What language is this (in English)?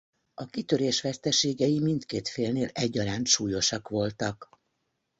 Hungarian